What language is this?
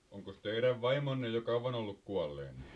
Finnish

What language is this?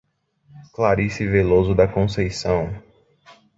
Portuguese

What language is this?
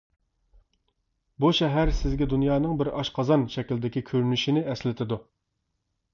Uyghur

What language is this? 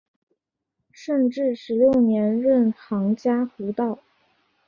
Chinese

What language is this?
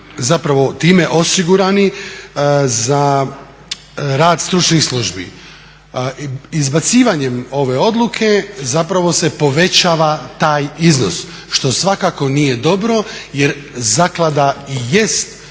Croatian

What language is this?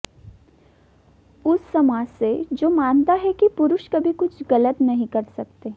Hindi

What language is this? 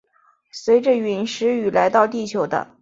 Chinese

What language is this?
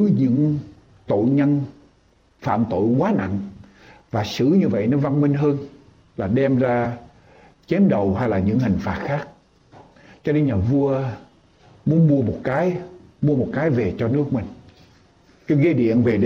Vietnamese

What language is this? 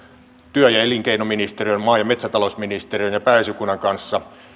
Finnish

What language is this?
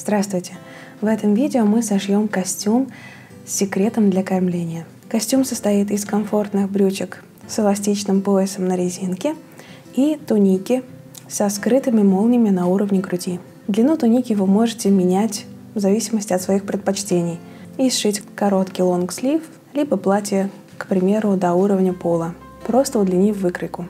Russian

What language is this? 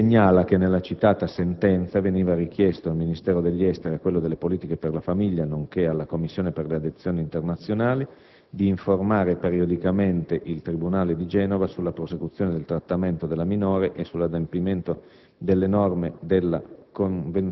Italian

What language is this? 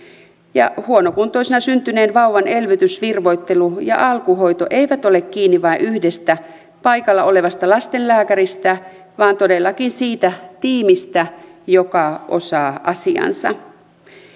Finnish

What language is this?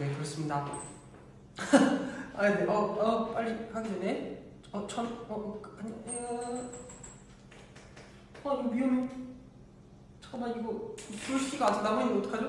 Korean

